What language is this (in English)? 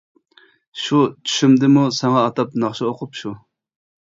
Uyghur